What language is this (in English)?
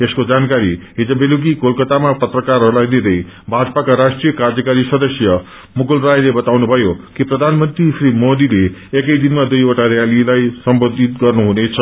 Nepali